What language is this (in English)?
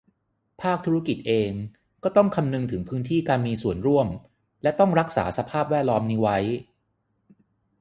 Thai